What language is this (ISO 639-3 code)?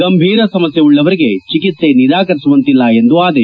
kan